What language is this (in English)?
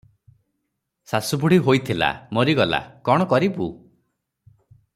Odia